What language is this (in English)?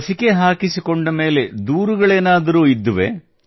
Kannada